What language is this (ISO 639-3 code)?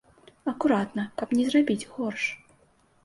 bel